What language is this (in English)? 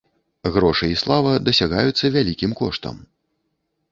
Belarusian